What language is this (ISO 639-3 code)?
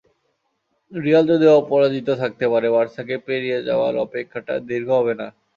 ben